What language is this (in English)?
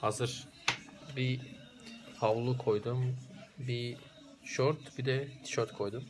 Turkish